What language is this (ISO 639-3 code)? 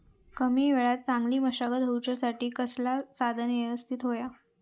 mar